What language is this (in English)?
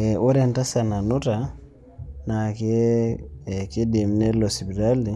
Masai